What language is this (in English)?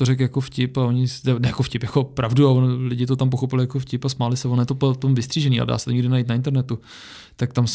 Czech